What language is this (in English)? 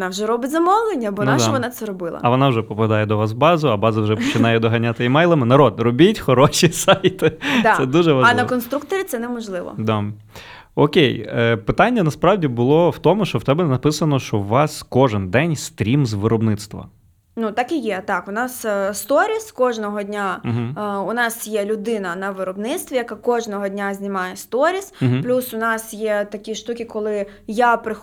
Ukrainian